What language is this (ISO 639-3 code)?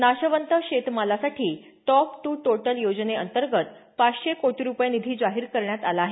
mar